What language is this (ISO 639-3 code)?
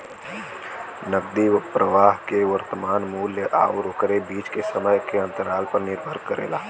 bho